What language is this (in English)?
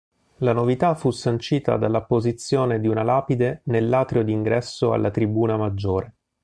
Italian